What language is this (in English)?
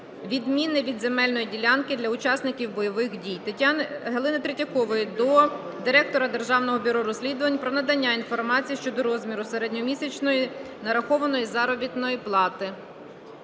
Ukrainian